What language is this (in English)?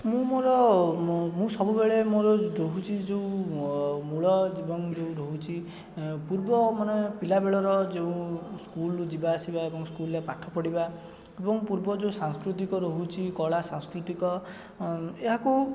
Odia